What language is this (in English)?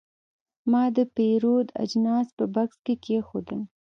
Pashto